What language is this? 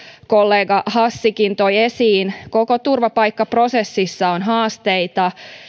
Finnish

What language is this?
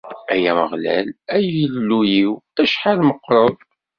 Kabyle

